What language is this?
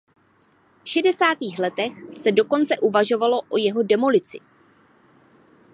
Czech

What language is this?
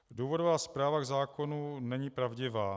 Czech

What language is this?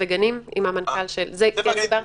Hebrew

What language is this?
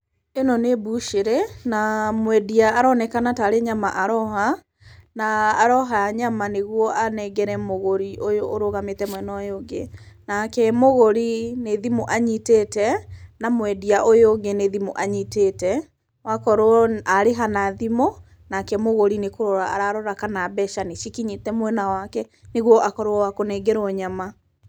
Kikuyu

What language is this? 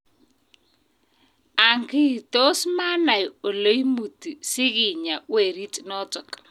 Kalenjin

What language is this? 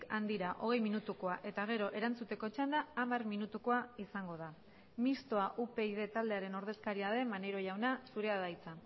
Basque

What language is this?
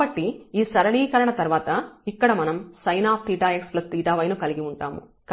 Telugu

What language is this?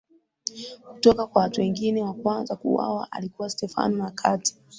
Swahili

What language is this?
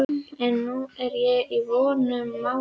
Icelandic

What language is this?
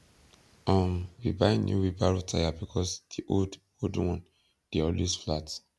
Nigerian Pidgin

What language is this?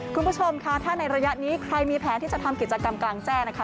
Thai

